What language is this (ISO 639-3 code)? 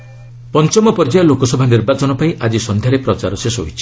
ori